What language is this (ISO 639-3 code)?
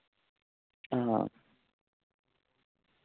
doi